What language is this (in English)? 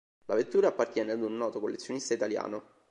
Italian